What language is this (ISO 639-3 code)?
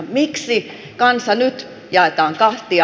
fin